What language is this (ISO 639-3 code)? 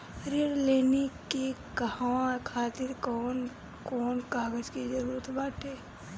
bho